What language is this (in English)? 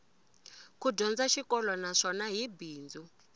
Tsonga